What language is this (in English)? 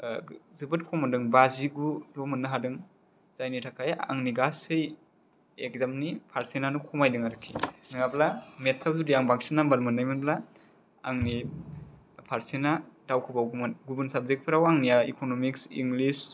Bodo